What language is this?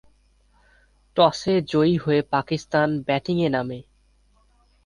Bangla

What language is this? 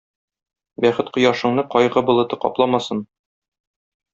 Tatar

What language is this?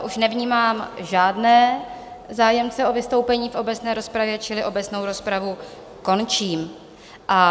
Czech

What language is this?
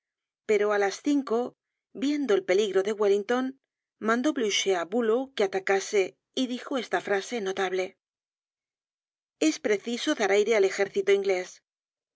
Spanish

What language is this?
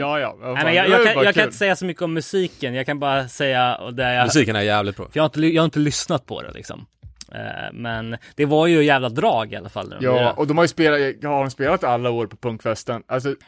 Swedish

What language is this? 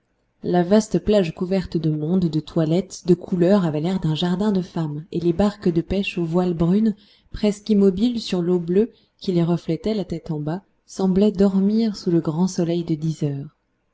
French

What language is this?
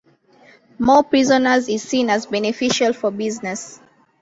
English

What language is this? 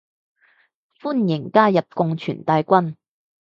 Cantonese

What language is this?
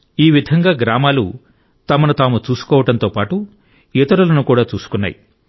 Telugu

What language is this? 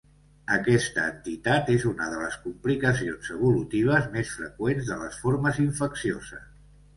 Catalan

